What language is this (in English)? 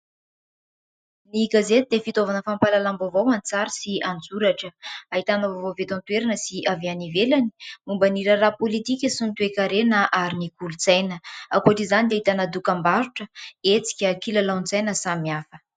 Malagasy